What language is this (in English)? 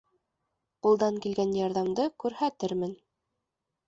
Bashkir